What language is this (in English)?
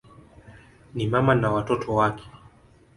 Swahili